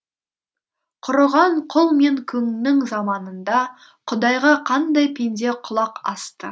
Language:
Kazakh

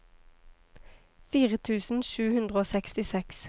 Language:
Norwegian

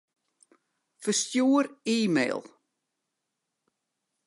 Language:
Western Frisian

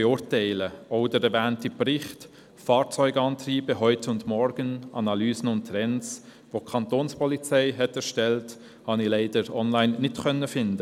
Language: Swiss German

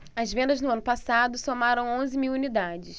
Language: Portuguese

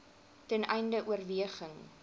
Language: Afrikaans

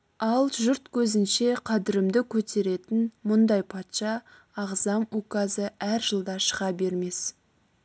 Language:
Kazakh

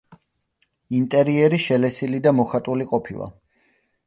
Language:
Georgian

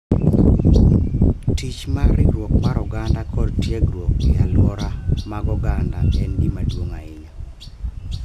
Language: Luo (Kenya and Tanzania)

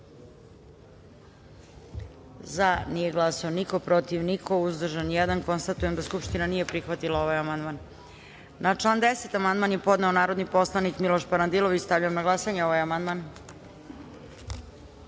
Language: Serbian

